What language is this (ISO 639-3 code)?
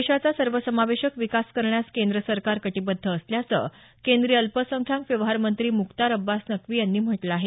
mar